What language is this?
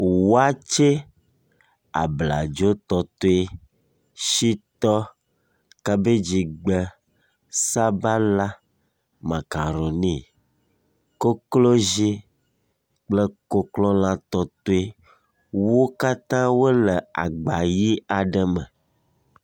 Ewe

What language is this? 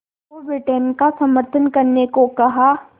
Hindi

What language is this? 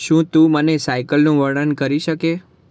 Gujarati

